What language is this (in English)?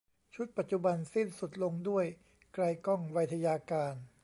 Thai